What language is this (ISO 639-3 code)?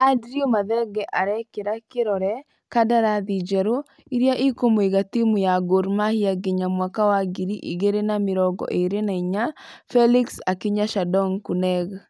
kik